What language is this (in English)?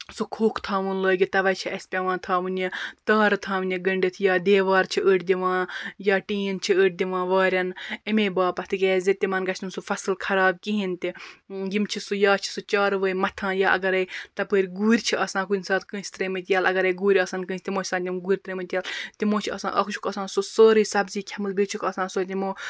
Kashmiri